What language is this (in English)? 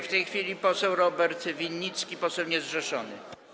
Polish